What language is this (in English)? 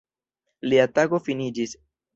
Esperanto